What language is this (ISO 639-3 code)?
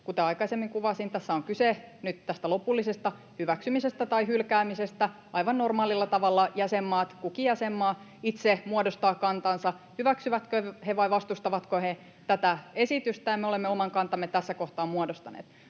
fin